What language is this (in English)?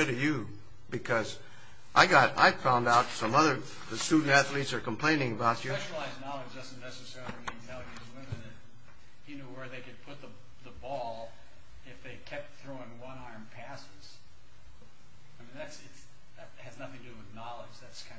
English